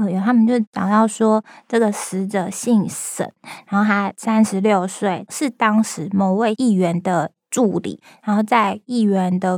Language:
Chinese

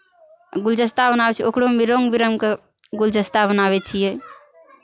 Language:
Maithili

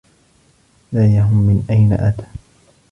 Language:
Arabic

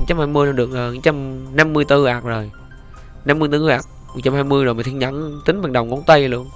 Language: Vietnamese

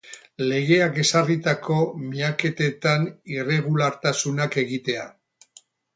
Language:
Basque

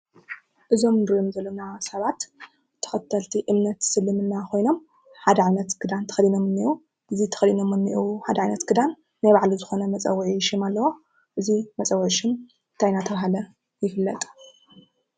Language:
Tigrinya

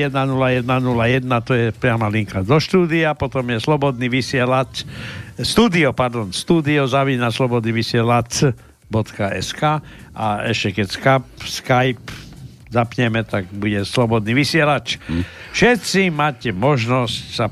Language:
Slovak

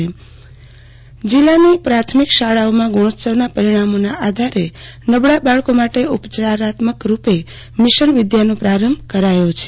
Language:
Gujarati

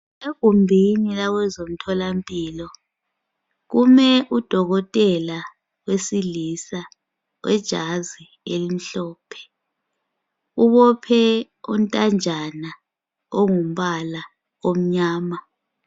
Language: North Ndebele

